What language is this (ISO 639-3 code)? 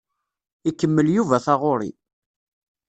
kab